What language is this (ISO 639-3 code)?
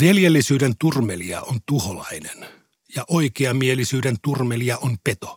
fin